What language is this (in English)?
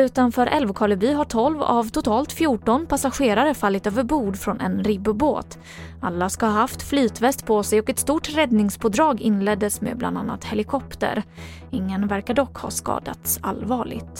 Swedish